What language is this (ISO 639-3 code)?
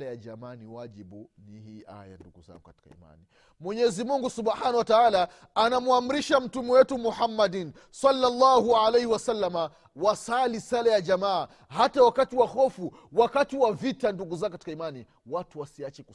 swa